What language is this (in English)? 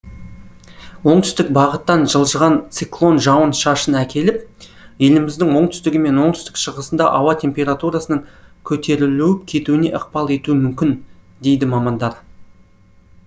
Kazakh